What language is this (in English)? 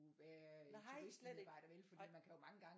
Danish